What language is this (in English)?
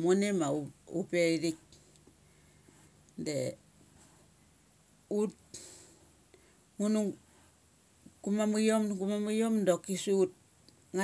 Mali